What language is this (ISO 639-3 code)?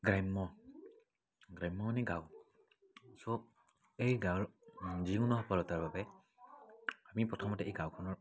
asm